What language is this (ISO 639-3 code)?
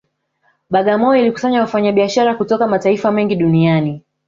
swa